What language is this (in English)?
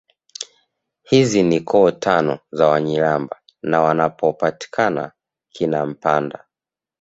Swahili